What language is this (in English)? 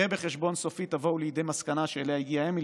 Hebrew